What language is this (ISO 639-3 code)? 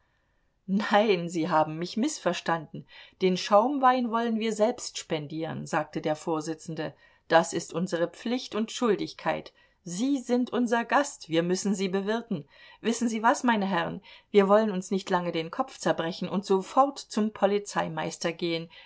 deu